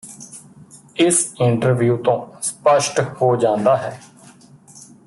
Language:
Punjabi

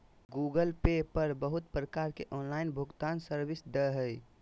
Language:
Magahi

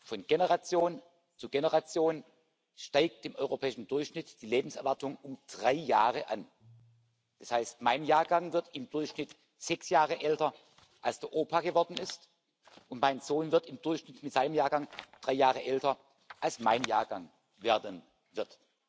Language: German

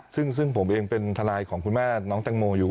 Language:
Thai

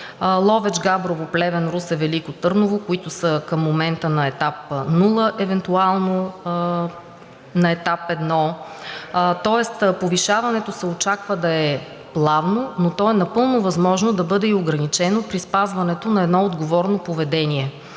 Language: Bulgarian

